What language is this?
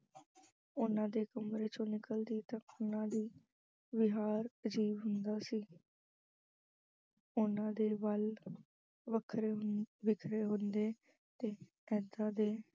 Punjabi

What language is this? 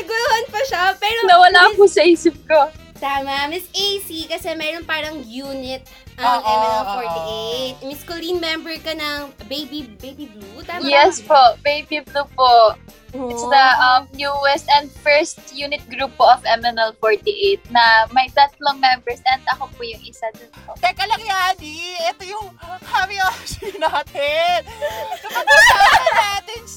Filipino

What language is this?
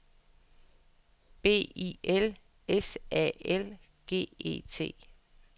Danish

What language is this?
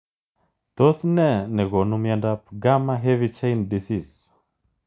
Kalenjin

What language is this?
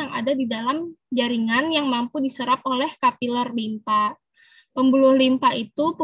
Indonesian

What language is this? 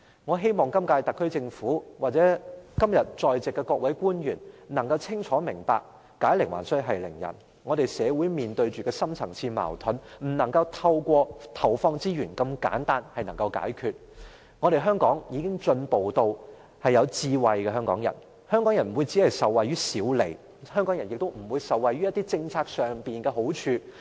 Cantonese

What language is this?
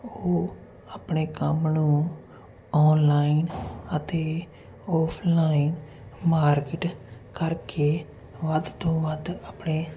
Punjabi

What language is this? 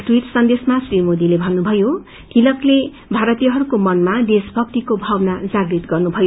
Nepali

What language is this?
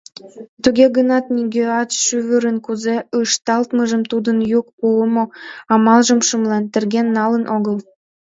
Mari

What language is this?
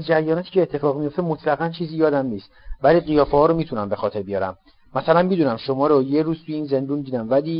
Persian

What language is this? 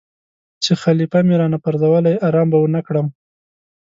Pashto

